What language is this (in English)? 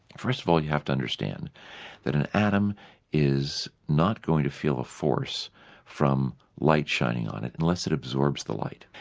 English